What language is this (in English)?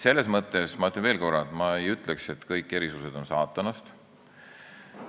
Estonian